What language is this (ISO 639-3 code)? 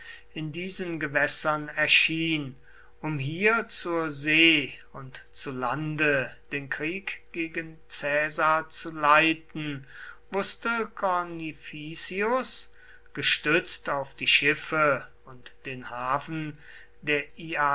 deu